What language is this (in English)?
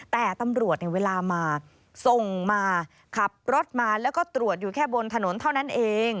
Thai